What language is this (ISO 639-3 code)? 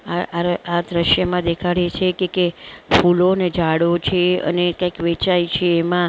guj